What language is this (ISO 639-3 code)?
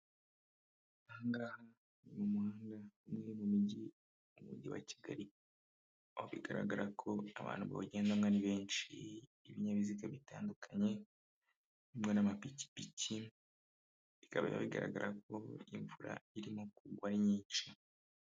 kin